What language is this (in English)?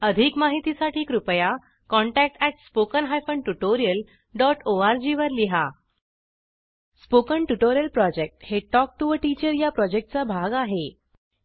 Marathi